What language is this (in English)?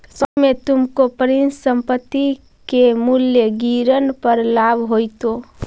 Magahi